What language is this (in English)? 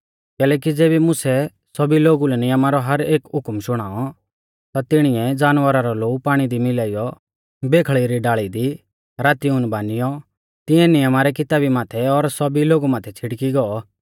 Mahasu Pahari